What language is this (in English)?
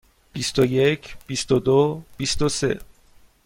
Persian